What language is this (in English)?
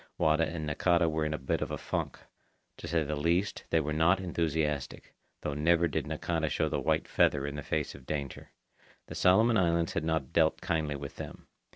English